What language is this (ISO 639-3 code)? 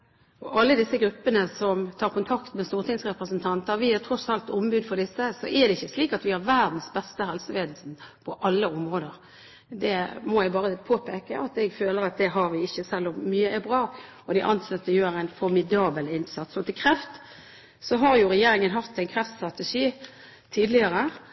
nob